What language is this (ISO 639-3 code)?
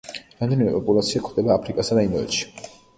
kat